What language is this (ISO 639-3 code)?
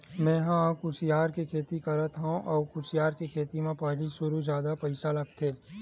hne